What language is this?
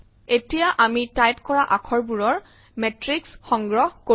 Assamese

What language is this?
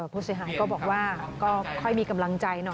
Thai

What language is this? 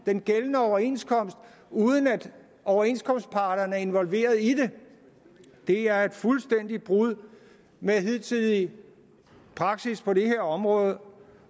Danish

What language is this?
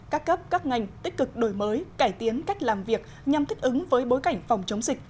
Vietnamese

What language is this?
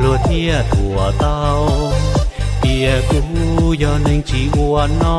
Vietnamese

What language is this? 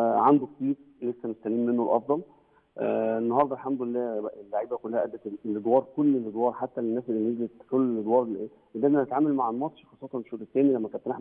Arabic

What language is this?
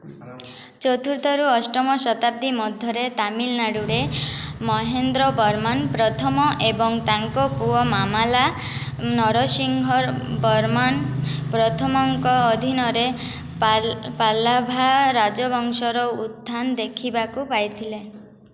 Odia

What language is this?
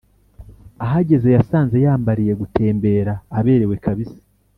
Kinyarwanda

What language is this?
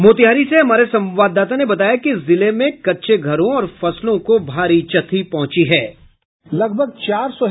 Hindi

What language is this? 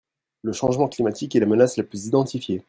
French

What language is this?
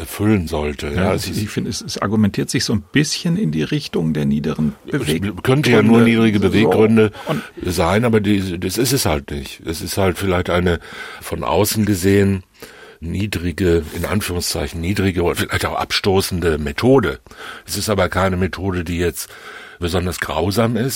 German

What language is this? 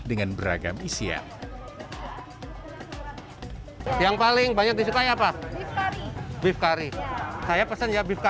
Indonesian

